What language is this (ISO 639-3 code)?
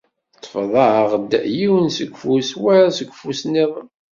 kab